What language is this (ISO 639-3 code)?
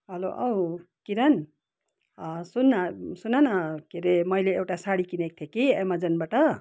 nep